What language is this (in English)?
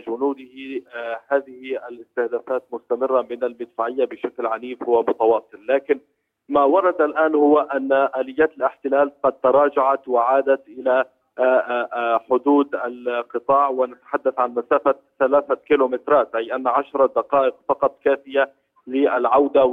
Arabic